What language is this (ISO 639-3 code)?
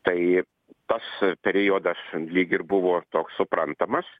lit